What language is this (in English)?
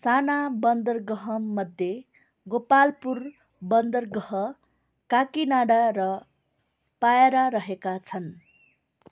Nepali